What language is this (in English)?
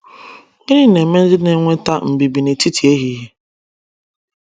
Igbo